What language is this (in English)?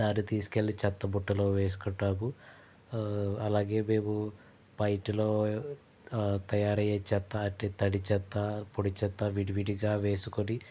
Telugu